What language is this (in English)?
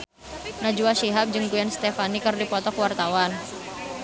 Sundanese